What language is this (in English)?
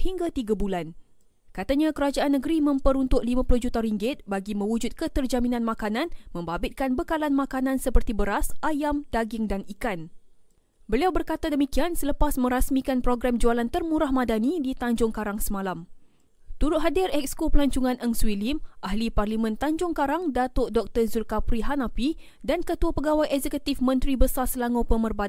Malay